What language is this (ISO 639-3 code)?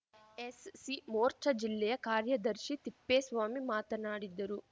kan